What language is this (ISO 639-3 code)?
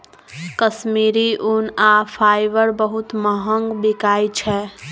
mai